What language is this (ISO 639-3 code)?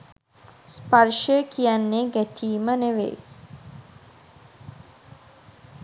sin